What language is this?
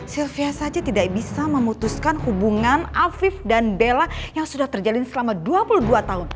Indonesian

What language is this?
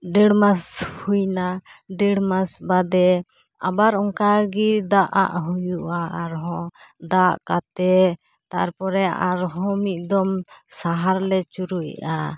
Santali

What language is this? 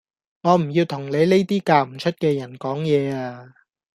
Cantonese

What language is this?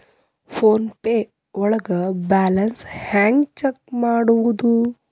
Kannada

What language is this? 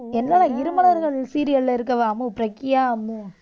Tamil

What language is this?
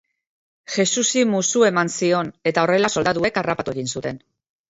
Basque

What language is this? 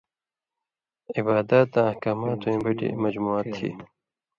Indus Kohistani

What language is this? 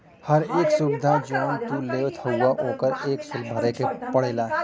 Bhojpuri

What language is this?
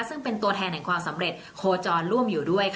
Thai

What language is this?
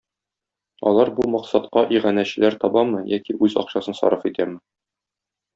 Tatar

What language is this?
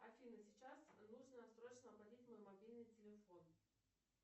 Russian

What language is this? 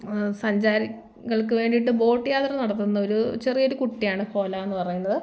Malayalam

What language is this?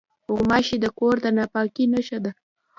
Pashto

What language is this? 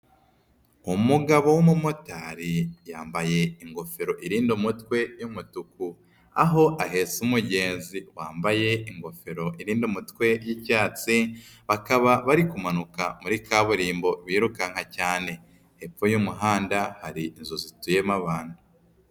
Kinyarwanda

